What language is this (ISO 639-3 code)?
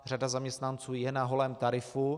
ces